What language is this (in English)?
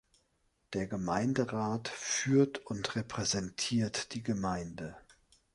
German